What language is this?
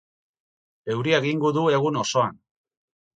Basque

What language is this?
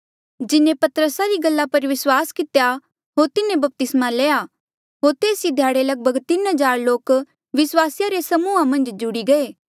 Mandeali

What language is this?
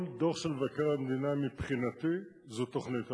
Hebrew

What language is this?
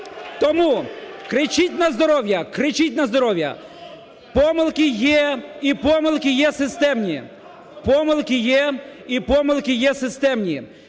Ukrainian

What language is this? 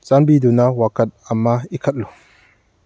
Manipuri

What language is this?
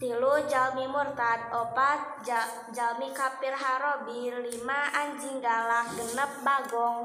Indonesian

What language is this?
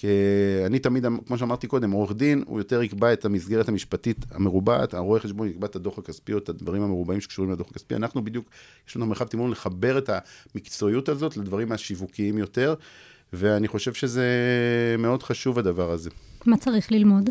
Hebrew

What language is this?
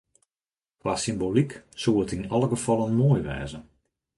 Western Frisian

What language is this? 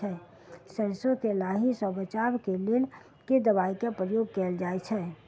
Maithili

